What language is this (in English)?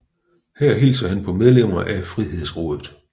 Danish